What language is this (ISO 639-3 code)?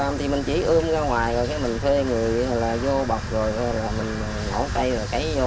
vie